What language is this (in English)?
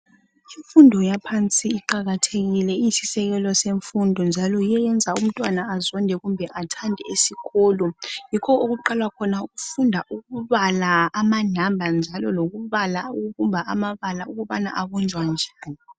North Ndebele